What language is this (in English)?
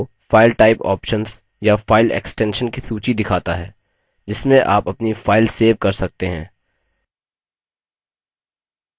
Hindi